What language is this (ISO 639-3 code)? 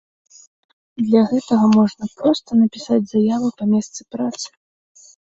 bel